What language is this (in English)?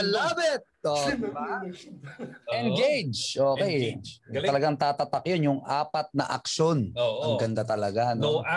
Filipino